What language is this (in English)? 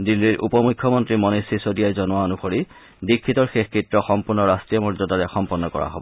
Assamese